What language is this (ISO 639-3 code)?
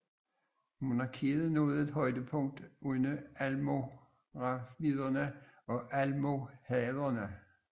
dan